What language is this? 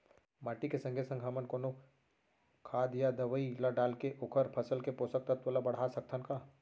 Chhattisgarhi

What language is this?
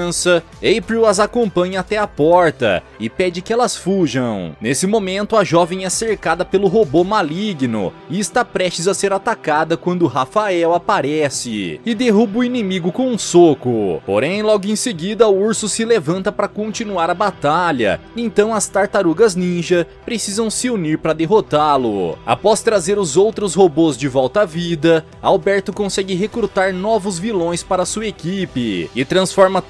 Portuguese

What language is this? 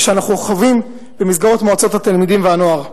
Hebrew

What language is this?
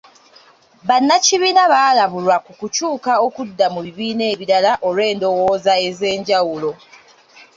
Ganda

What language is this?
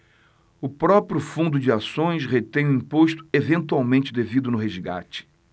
Portuguese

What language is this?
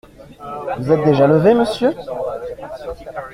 French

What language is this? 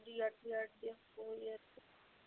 Kashmiri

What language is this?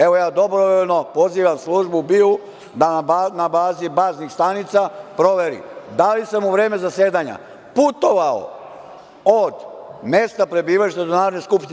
Serbian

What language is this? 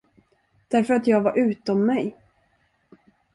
Swedish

